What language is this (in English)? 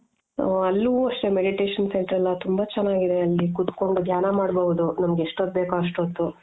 Kannada